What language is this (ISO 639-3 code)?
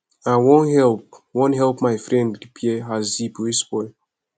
pcm